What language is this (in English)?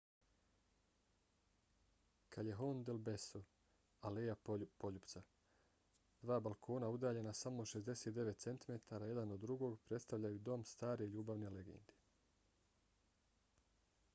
Bosnian